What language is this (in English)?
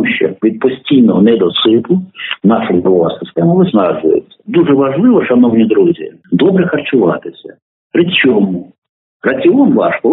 Ukrainian